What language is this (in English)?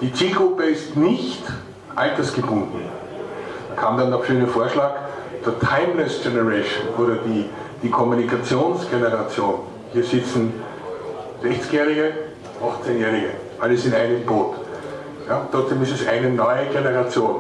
German